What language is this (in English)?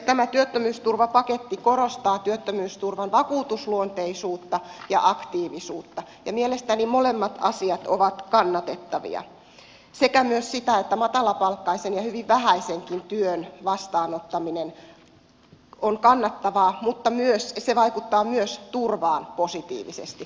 Finnish